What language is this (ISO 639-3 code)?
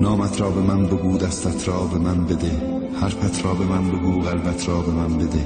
fas